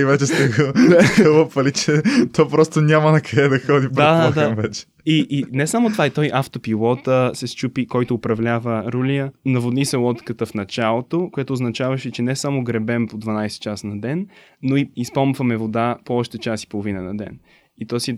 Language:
Bulgarian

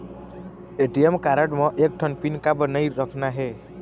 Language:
Chhattisgarhi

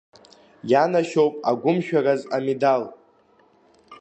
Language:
Abkhazian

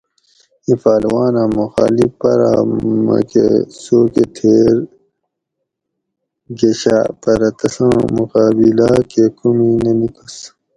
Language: Gawri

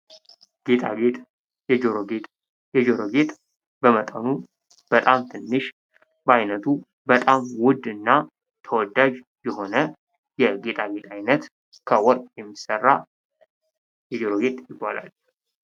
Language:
Amharic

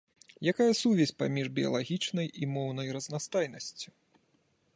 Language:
Belarusian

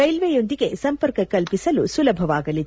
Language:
Kannada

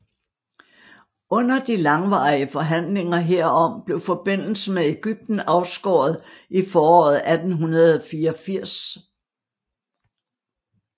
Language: Danish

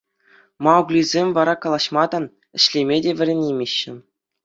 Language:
Chuvash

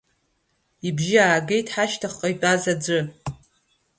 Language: Abkhazian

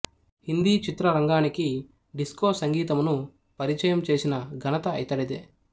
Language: Telugu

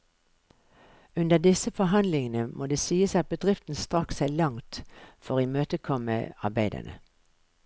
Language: Norwegian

